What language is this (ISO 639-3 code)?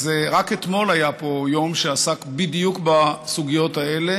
heb